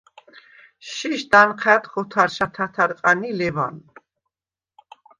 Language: Svan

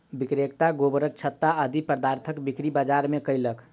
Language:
Maithili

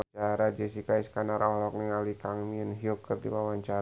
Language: Sundanese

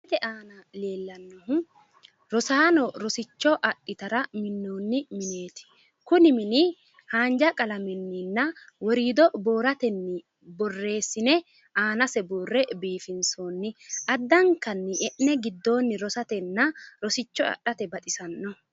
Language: Sidamo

